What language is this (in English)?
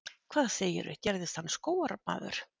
Icelandic